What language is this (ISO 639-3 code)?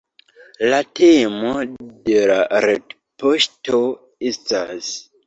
epo